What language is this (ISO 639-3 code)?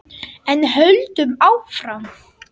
isl